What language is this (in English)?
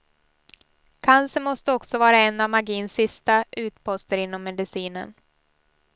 Swedish